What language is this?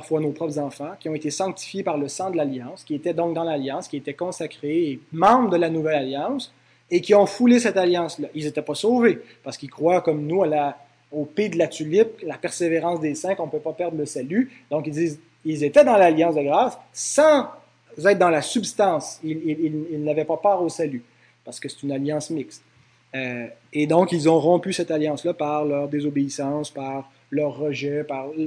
French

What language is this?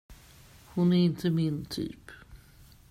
Swedish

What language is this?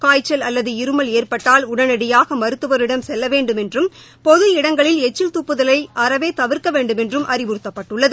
Tamil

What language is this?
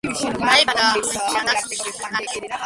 Georgian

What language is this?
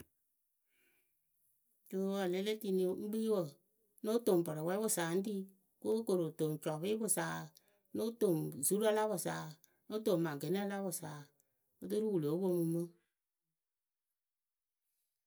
Akebu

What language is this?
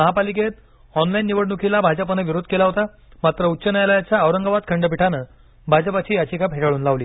Marathi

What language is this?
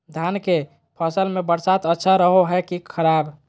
Magahi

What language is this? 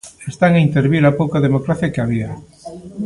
Galician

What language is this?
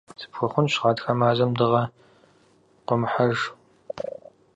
Kabardian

